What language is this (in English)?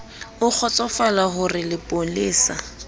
Southern Sotho